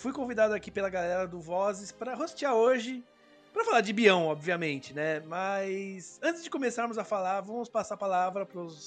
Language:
Portuguese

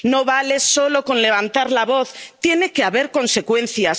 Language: Spanish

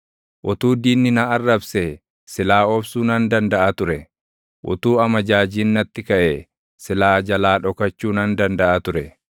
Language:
Oromo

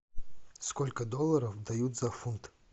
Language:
Russian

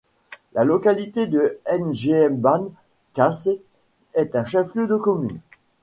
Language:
French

